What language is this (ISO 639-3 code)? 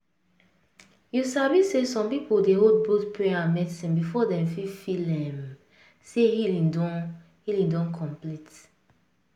pcm